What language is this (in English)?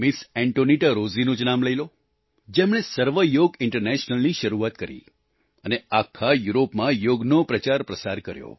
Gujarati